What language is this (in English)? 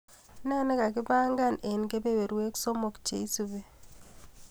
Kalenjin